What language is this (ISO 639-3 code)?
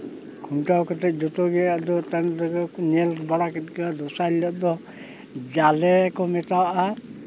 sat